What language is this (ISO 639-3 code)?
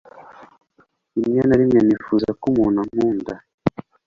kin